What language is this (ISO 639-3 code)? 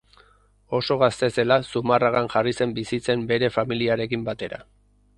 eus